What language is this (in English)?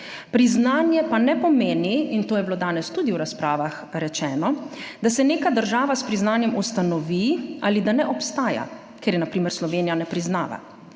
Slovenian